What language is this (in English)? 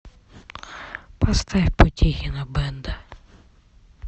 Russian